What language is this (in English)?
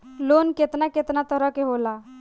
Bhojpuri